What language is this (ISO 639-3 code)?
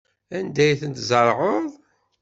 kab